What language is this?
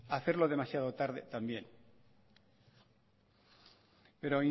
Spanish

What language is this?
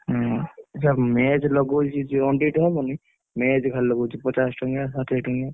Odia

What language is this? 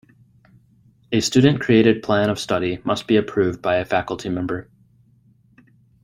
English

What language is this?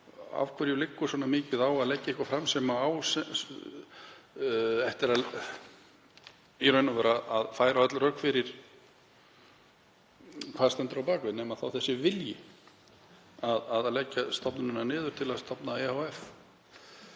Icelandic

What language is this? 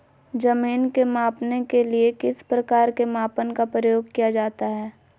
Magahi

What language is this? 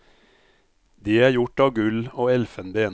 Norwegian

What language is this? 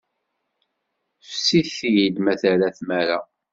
Kabyle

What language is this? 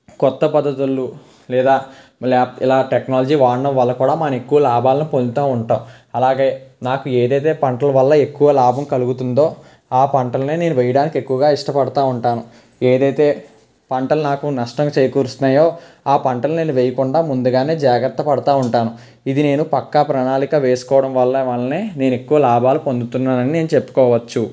Telugu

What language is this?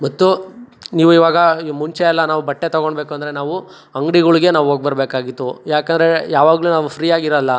Kannada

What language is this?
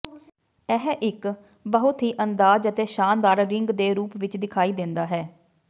Punjabi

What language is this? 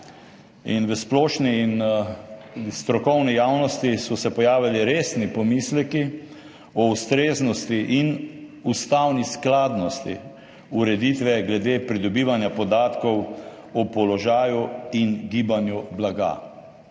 Slovenian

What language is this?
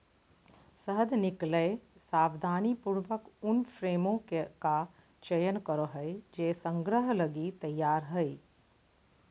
Magahi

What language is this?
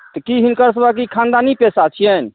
Maithili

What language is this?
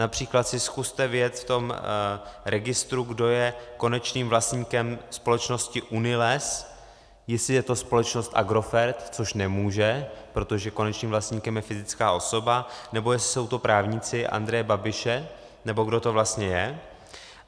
Czech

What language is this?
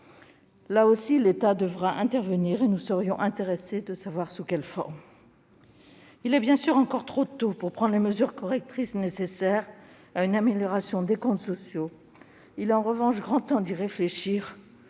French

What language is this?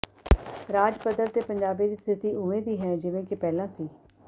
Punjabi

